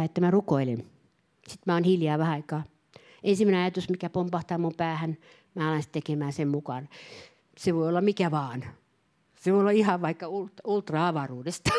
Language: Finnish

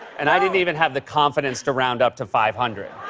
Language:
English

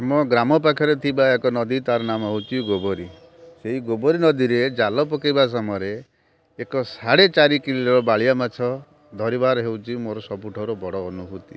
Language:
Odia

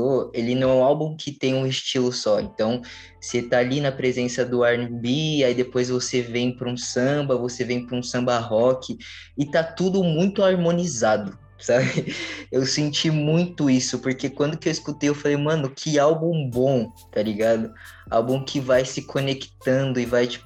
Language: Portuguese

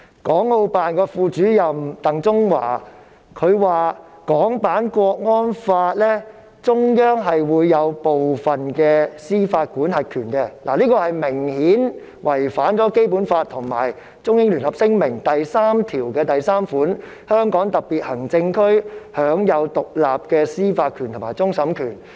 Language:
Cantonese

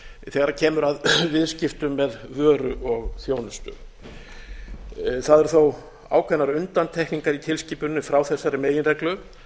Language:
Icelandic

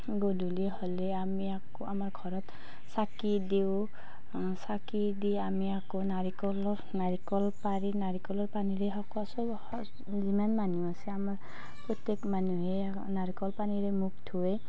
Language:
Assamese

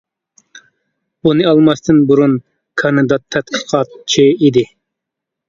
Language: Uyghur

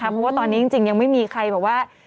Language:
Thai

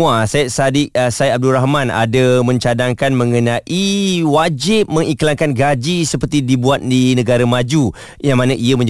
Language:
Malay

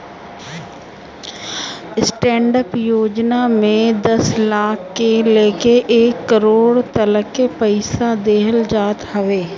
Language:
Bhojpuri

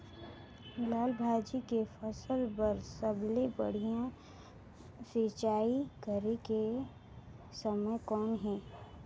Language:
Chhattisgarhi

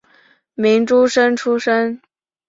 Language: Chinese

